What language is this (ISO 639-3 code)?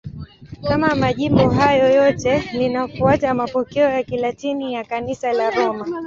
swa